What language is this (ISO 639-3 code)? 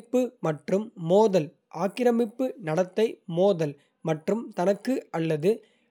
kfe